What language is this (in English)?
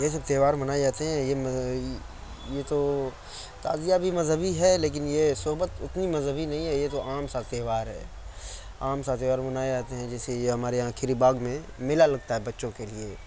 Urdu